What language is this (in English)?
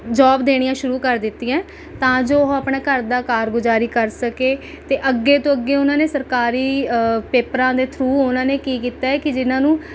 Punjabi